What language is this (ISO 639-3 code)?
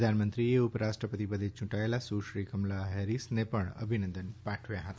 guj